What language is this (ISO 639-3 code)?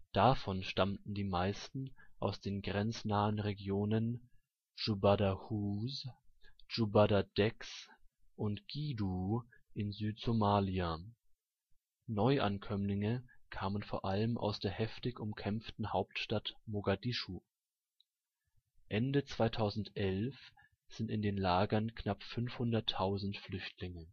deu